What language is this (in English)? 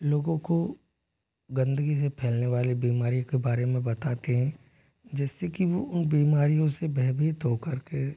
Hindi